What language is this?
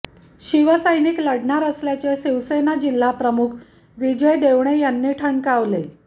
Marathi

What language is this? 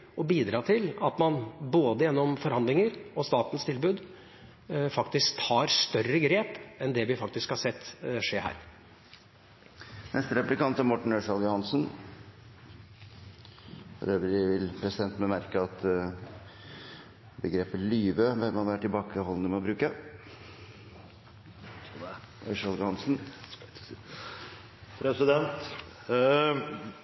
Norwegian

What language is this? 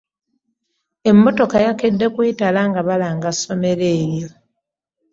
Ganda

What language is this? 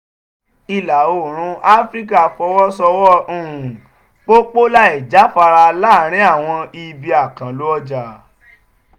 Yoruba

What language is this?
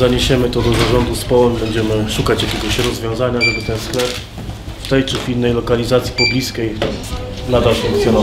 Polish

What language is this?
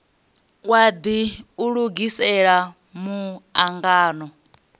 Venda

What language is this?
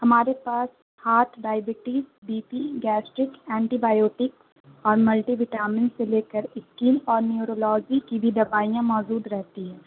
Urdu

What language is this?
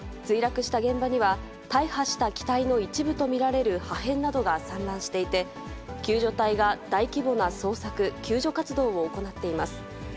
Japanese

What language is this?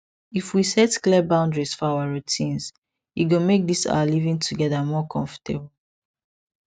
Nigerian Pidgin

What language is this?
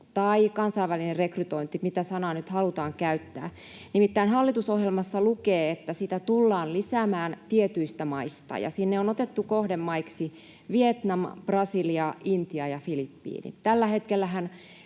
Finnish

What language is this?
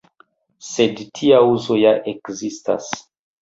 Esperanto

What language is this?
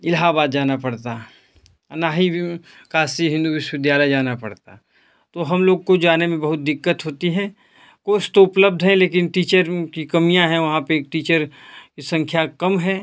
Hindi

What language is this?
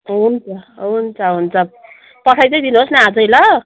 Nepali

